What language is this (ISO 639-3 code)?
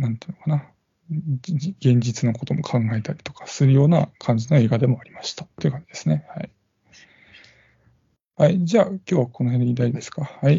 jpn